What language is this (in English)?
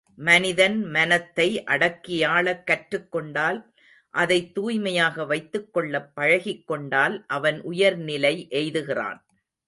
Tamil